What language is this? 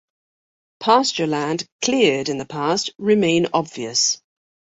English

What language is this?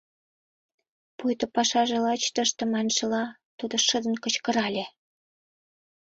Mari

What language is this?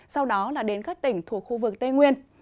Vietnamese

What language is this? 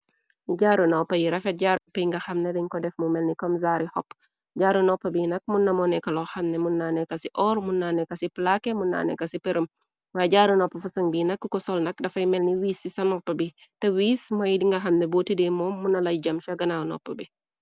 Wolof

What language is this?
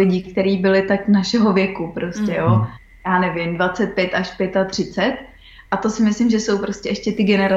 Czech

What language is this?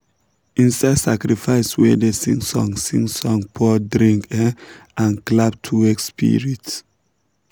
Nigerian Pidgin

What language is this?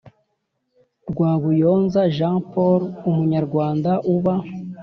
Kinyarwanda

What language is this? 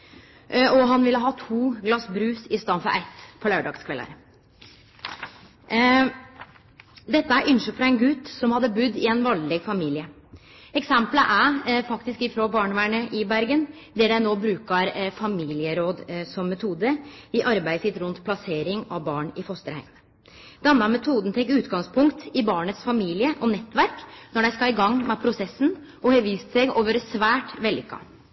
Norwegian Nynorsk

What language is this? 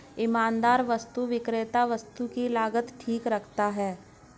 Hindi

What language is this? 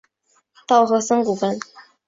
Chinese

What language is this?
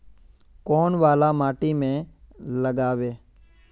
Magahi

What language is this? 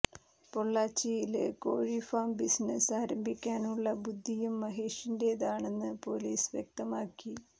Malayalam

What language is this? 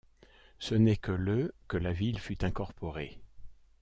French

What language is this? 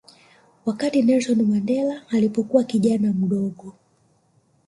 Swahili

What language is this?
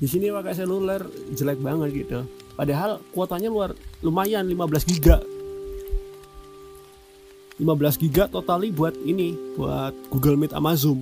Indonesian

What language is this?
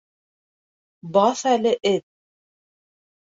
Bashkir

